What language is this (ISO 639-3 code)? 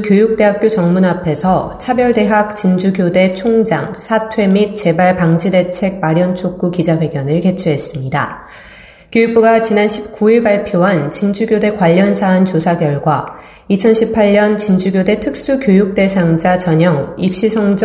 kor